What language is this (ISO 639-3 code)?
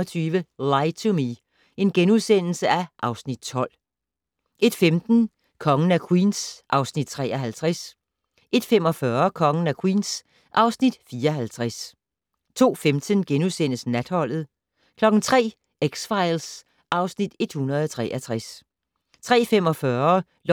dan